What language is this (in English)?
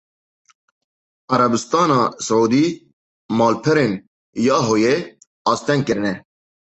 Kurdish